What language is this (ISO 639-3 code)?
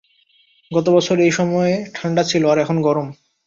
ben